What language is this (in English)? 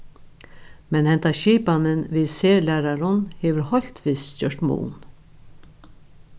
Faroese